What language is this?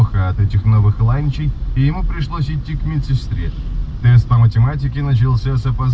Russian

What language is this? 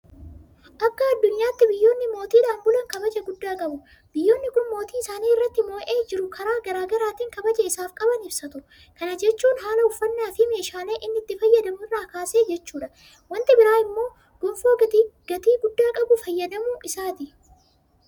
Oromo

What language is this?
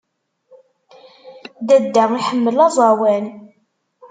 Kabyle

